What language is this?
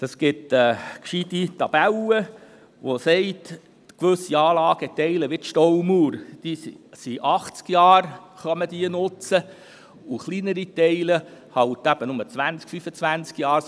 Swiss German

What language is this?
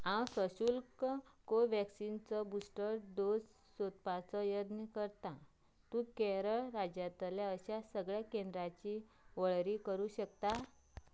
Konkani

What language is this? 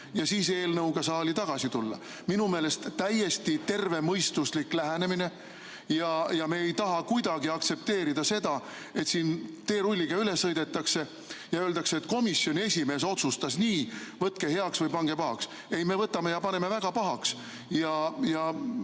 Estonian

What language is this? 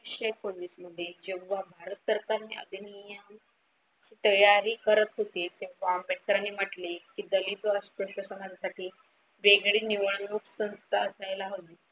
Marathi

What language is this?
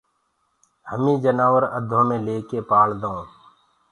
Gurgula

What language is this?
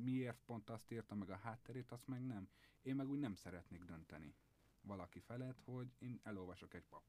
Hungarian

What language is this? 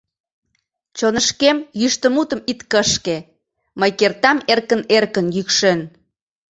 Mari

